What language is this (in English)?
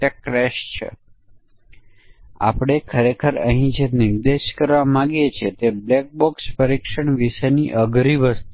Gujarati